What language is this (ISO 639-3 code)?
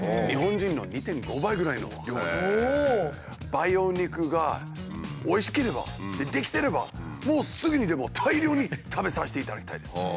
jpn